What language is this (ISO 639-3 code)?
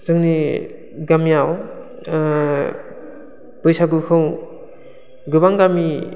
brx